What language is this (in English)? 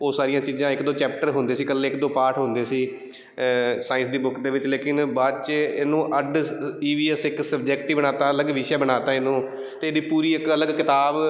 Punjabi